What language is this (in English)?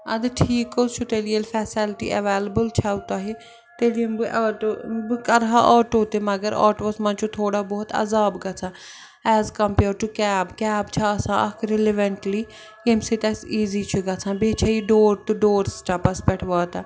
Kashmiri